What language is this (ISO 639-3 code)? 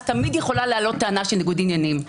heb